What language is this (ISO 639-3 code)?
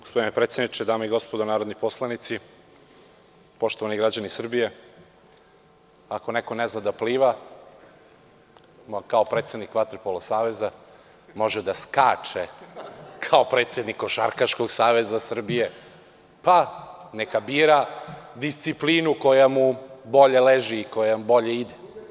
srp